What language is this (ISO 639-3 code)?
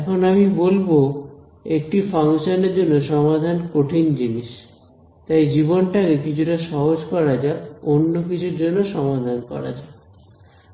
ben